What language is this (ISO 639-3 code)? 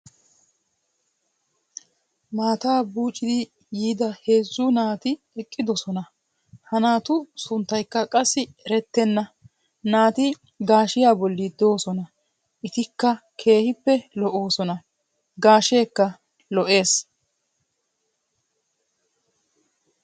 wal